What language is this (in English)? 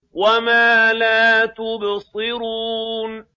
Arabic